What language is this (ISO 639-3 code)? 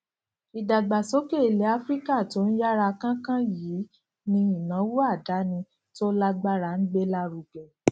yor